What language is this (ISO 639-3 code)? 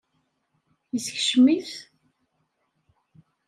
kab